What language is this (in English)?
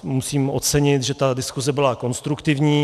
Czech